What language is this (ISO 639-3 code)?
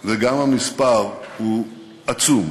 heb